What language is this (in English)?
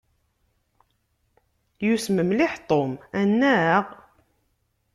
Kabyle